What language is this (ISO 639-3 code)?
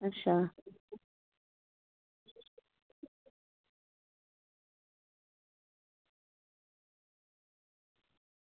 doi